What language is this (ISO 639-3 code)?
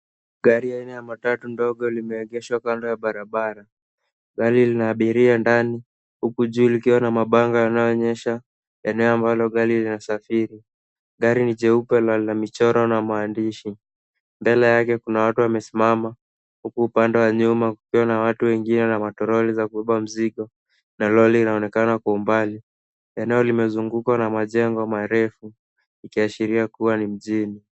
swa